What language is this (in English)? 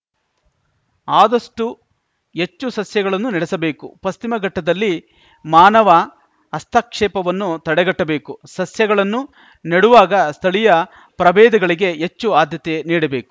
Kannada